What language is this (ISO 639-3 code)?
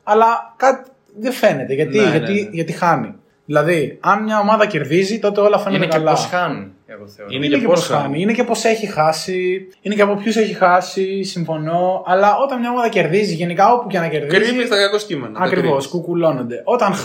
ell